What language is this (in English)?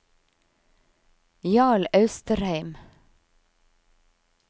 Norwegian